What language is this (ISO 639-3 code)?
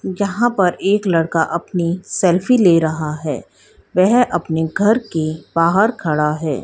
hin